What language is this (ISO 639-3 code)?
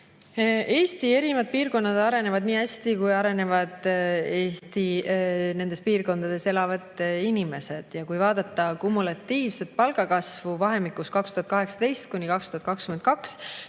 est